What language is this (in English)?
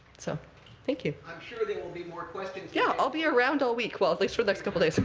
English